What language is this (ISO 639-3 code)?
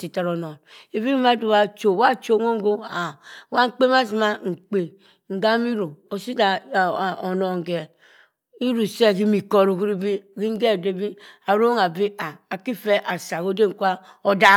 mfn